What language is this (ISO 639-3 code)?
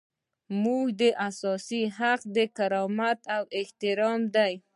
pus